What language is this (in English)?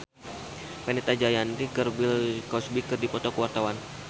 Sundanese